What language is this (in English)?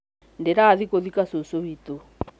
Kikuyu